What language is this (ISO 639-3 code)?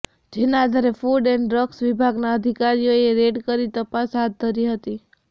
guj